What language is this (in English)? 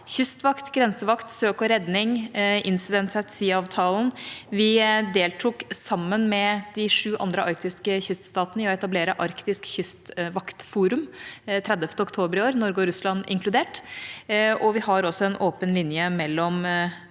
Norwegian